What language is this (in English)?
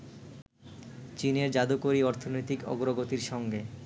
Bangla